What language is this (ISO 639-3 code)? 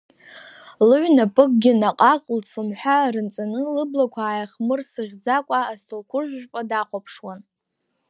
abk